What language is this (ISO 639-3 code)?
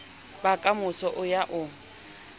sot